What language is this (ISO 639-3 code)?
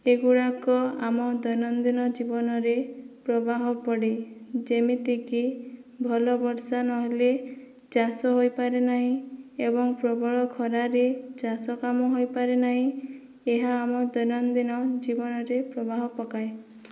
ori